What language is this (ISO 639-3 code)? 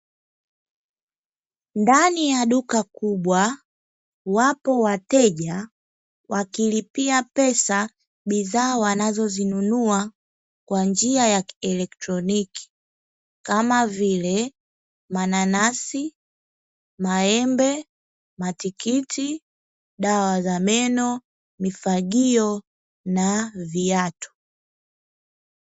swa